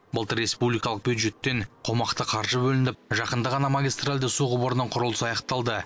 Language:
Kazakh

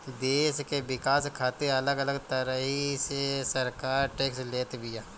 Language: Bhojpuri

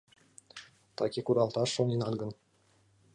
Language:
Mari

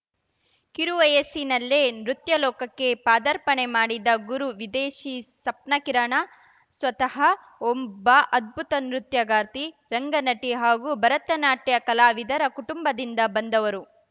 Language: Kannada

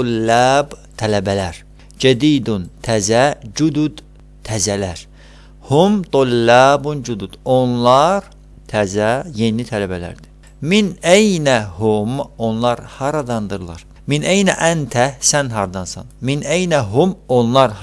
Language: Azerbaijani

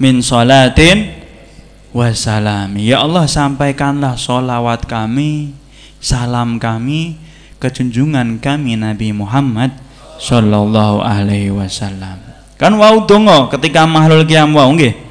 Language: Indonesian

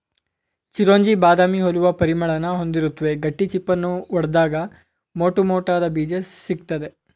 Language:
Kannada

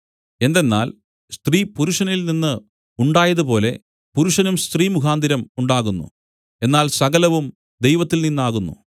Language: Malayalam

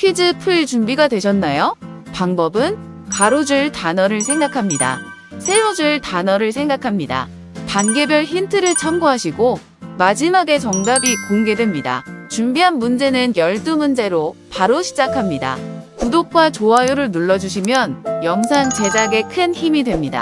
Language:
Korean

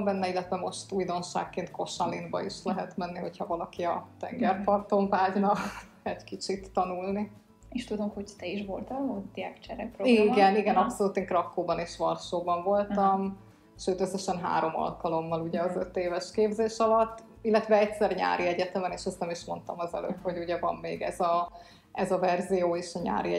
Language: Hungarian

